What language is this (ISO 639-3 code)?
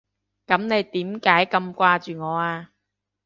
yue